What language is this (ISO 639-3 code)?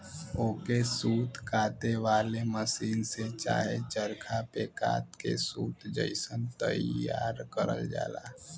bho